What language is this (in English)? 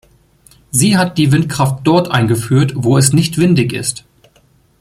German